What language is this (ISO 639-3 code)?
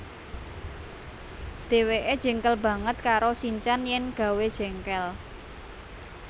jav